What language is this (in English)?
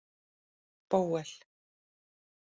Icelandic